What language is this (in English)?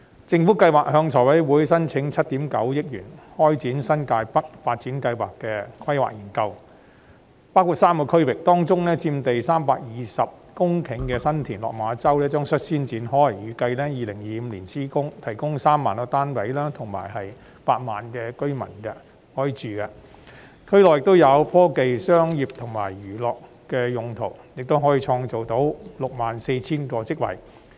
Cantonese